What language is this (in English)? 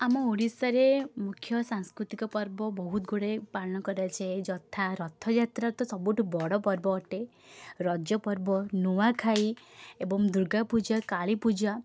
Odia